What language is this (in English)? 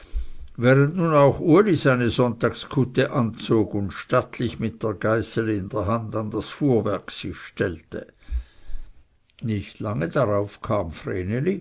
German